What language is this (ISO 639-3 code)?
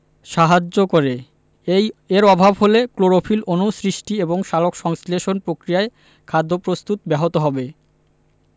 ben